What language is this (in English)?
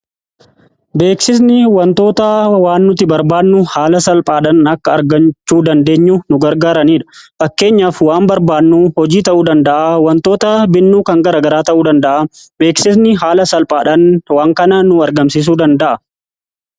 Oromo